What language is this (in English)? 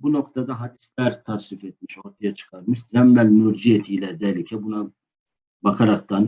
Turkish